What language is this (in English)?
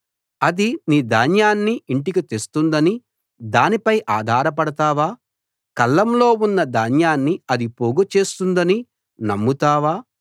Telugu